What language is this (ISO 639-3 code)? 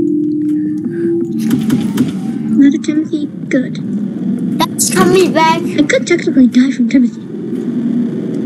eng